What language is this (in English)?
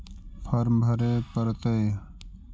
Magahi